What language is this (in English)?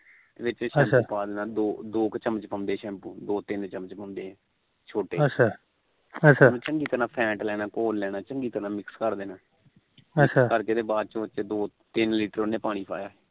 Punjabi